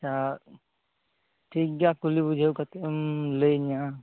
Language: Santali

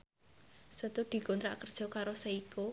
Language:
Javanese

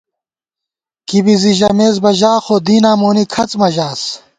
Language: Gawar-Bati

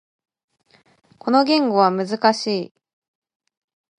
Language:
Japanese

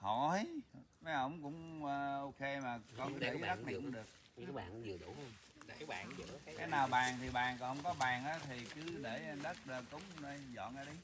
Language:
Vietnamese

